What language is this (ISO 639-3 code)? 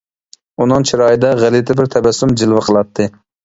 uig